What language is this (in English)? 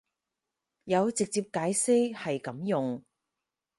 Cantonese